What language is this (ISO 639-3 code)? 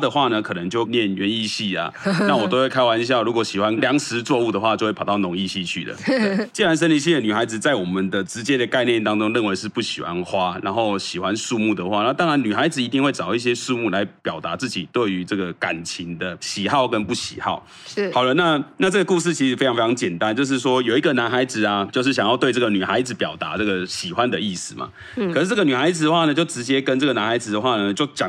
zho